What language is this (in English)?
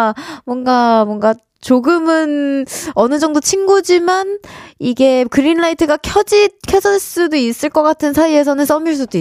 Korean